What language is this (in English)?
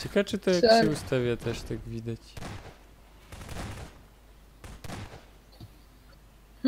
Polish